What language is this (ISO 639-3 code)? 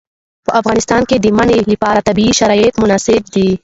pus